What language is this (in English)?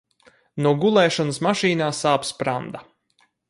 Latvian